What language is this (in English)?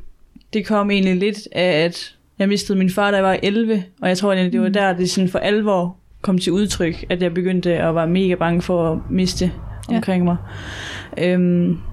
Danish